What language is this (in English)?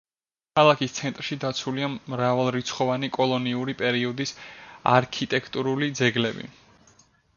Georgian